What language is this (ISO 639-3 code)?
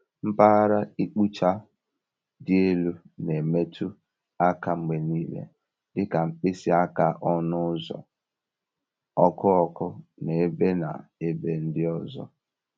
ibo